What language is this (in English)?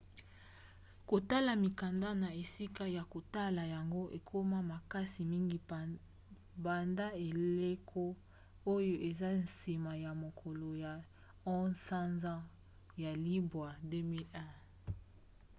Lingala